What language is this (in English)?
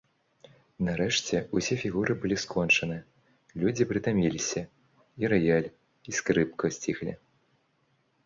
Belarusian